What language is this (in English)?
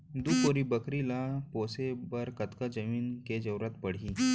Chhattisgarhi